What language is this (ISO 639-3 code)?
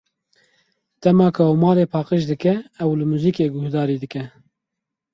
kur